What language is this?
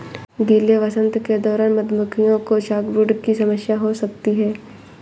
Hindi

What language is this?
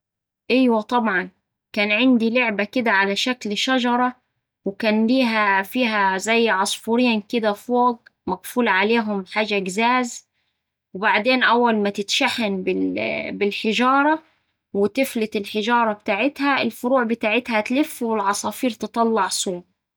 Saidi Arabic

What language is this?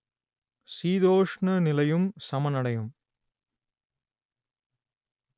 Tamil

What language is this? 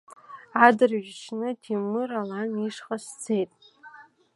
Abkhazian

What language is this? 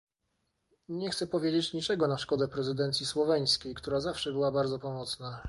Polish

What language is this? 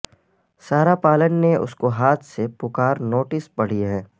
Urdu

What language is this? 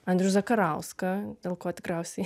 Lithuanian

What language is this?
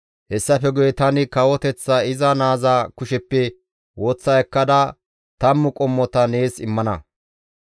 Gamo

